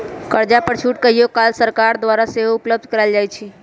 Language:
Magahi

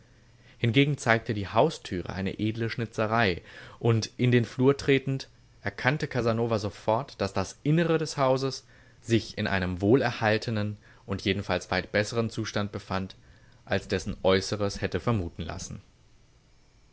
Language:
German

